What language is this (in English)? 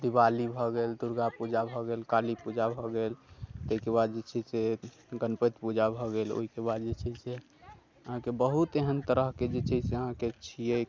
Maithili